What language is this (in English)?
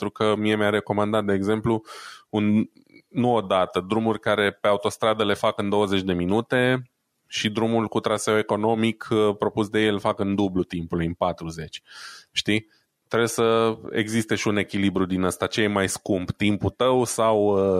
Romanian